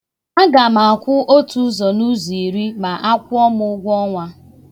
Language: Igbo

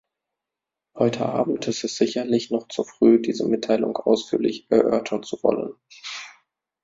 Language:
German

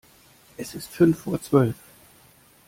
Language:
German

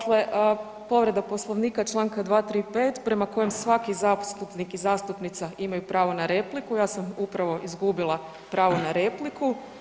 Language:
Croatian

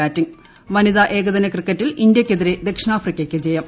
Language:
Malayalam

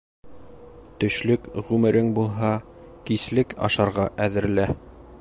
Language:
Bashkir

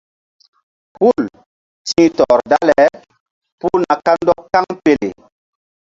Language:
Mbum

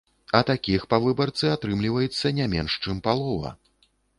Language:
Belarusian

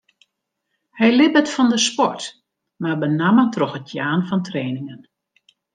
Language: Western Frisian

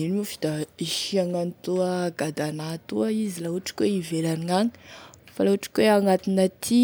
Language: Tesaka Malagasy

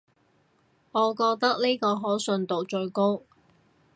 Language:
Cantonese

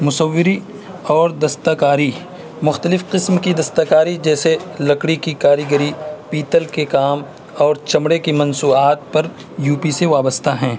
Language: Urdu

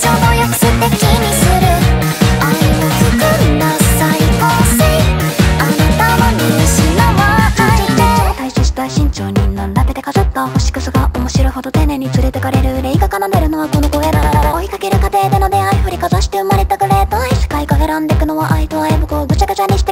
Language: Japanese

